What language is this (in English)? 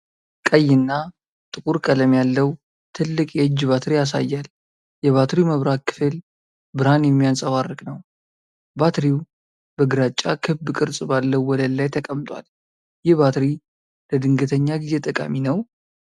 Amharic